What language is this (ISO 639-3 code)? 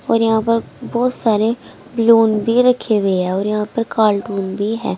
hin